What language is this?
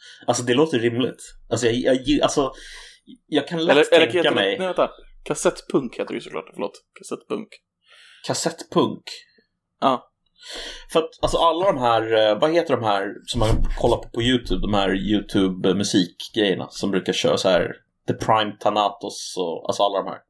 Swedish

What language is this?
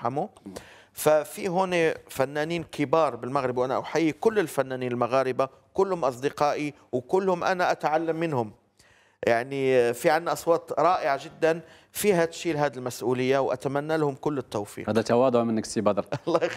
Arabic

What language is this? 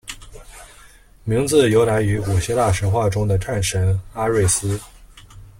Chinese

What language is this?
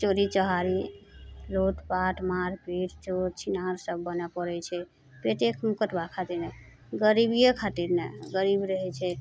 Maithili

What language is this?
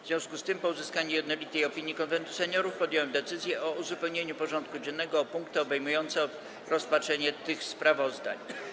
Polish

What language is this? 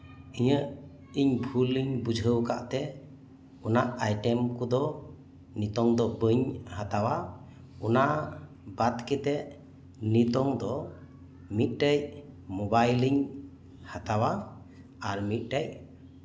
Santali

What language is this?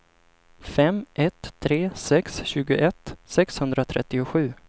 Swedish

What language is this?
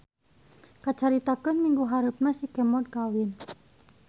Sundanese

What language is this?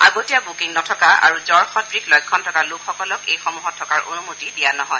Assamese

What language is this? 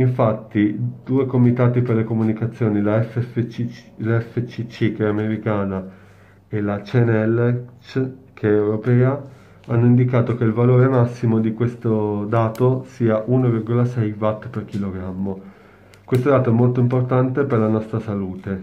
Italian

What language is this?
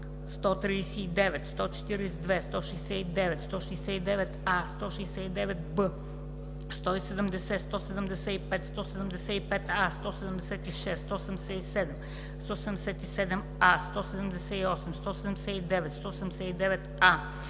Bulgarian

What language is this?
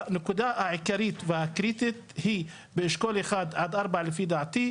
Hebrew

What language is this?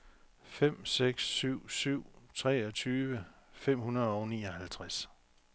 Danish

